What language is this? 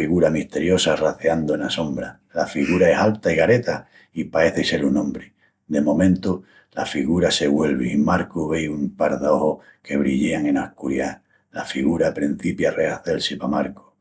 Extremaduran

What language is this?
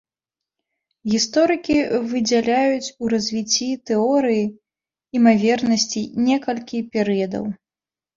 Belarusian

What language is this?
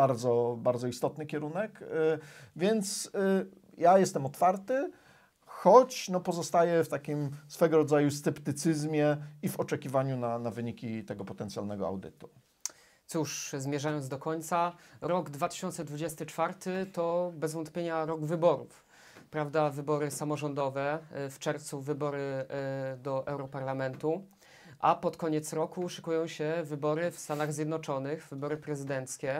Polish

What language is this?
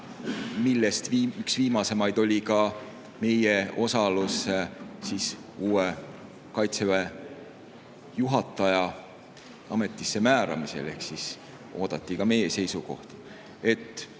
Estonian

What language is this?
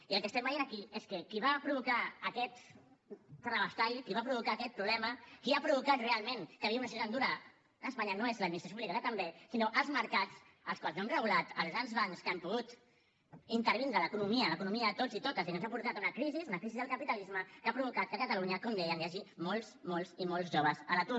Catalan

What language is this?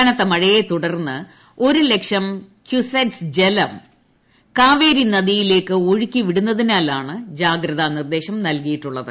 Malayalam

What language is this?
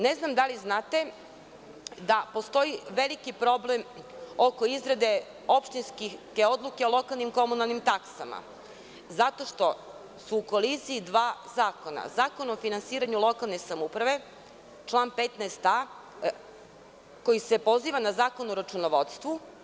Serbian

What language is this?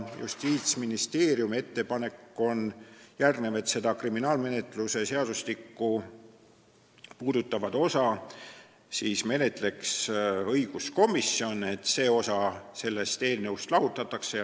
Estonian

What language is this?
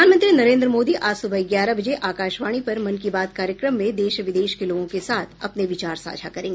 Hindi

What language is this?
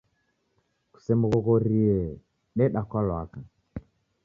Taita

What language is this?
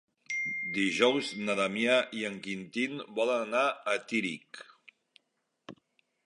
Catalan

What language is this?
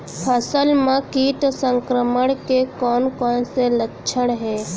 Chhattisgarhi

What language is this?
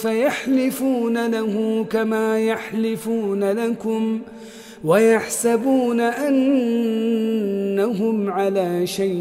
Arabic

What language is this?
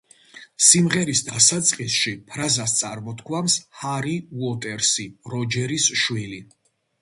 Georgian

